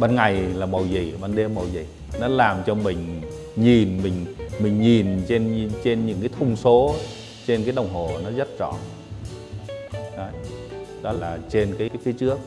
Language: Vietnamese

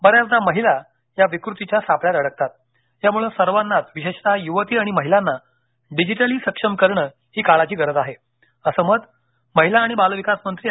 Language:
Marathi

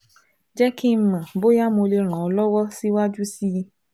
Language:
Yoruba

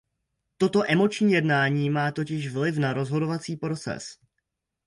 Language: Czech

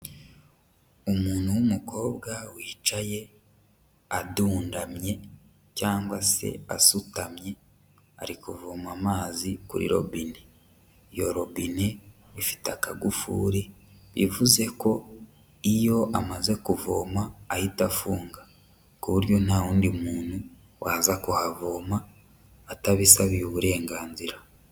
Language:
Kinyarwanda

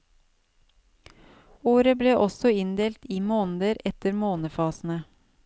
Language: Norwegian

